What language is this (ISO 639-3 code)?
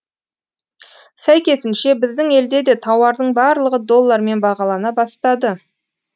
kaz